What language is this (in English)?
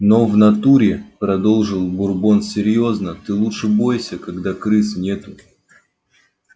Russian